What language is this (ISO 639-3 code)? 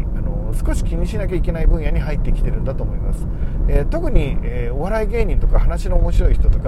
jpn